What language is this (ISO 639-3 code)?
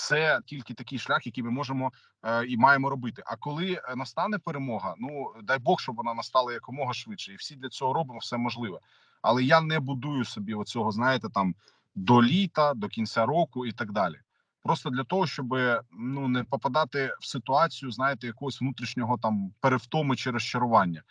ukr